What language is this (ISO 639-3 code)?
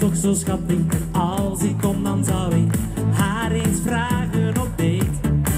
nld